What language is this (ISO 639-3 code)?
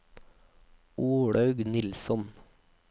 nor